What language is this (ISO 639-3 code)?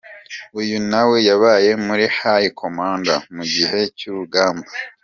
kin